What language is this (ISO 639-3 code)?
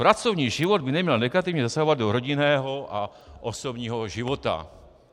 ces